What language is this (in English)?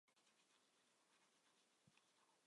Chinese